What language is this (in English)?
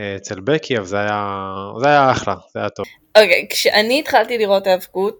Hebrew